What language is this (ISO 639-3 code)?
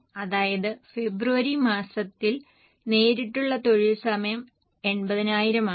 mal